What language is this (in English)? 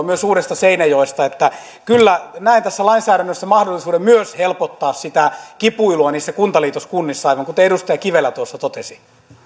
Finnish